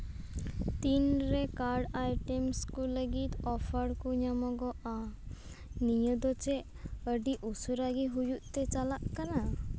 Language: Santali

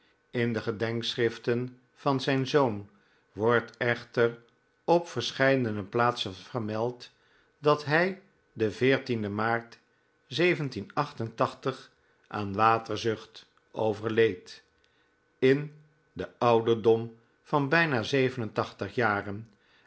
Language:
Dutch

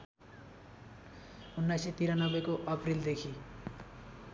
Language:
Nepali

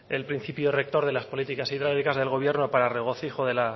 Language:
Spanish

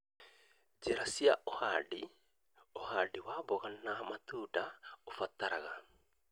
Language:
Kikuyu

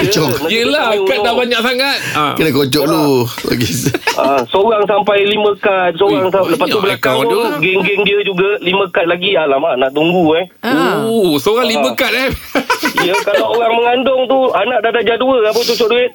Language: Malay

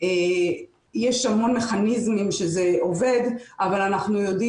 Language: Hebrew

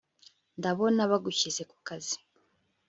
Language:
Kinyarwanda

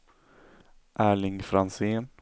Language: Swedish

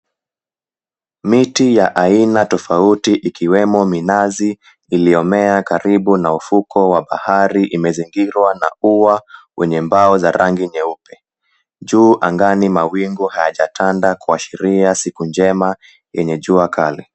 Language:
Swahili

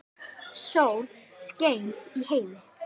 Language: Icelandic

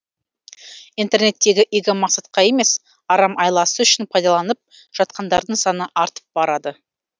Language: Kazakh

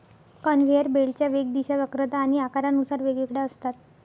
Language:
Marathi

